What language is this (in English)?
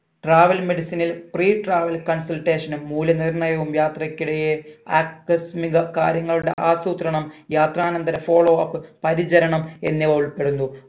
Malayalam